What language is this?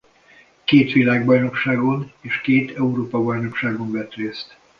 Hungarian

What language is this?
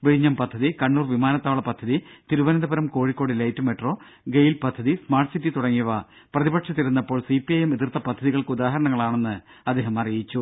Malayalam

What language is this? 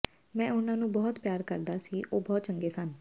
Punjabi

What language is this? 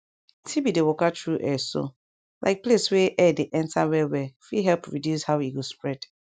Nigerian Pidgin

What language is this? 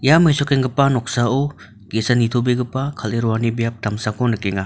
Garo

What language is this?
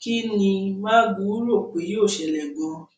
Yoruba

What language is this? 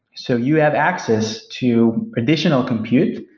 English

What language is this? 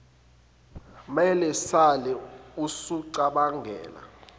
Zulu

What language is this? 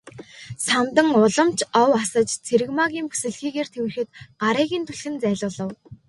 Mongolian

